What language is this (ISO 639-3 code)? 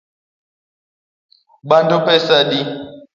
luo